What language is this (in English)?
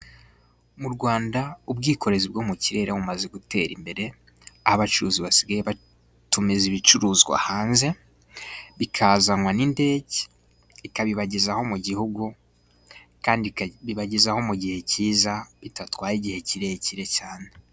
Kinyarwanda